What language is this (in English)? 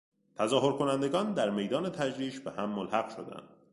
Persian